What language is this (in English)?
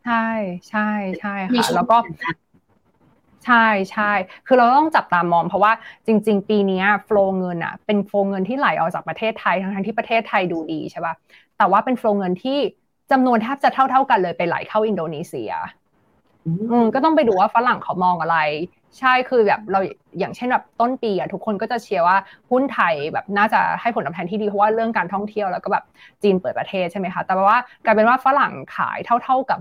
Thai